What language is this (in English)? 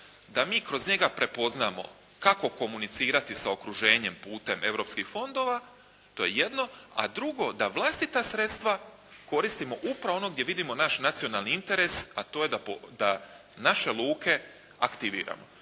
Croatian